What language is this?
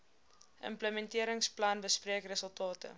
Afrikaans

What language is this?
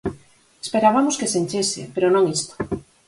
Galician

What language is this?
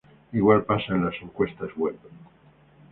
Spanish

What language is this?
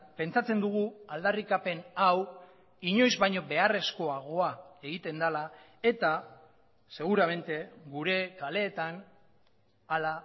Basque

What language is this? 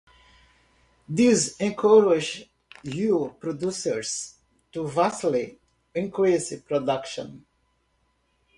English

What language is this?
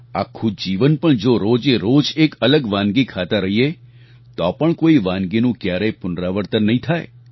Gujarati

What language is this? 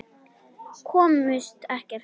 Icelandic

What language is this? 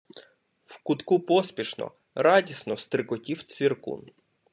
Ukrainian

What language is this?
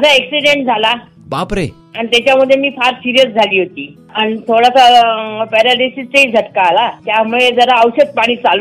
Hindi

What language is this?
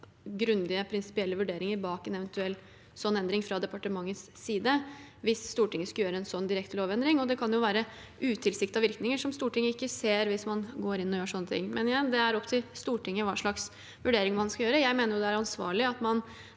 Norwegian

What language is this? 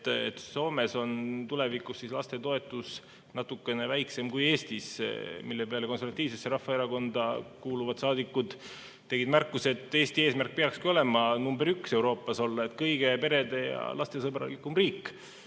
Estonian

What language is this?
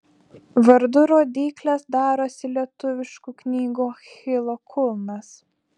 Lithuanian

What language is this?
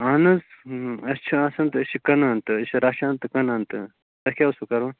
Kashmiri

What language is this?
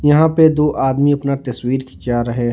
Hindi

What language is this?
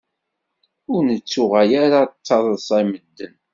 Kabyle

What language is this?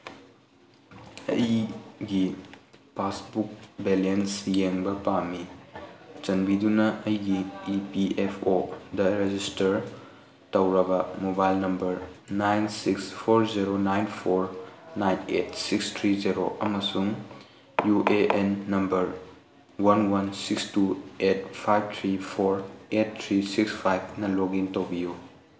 Manipuri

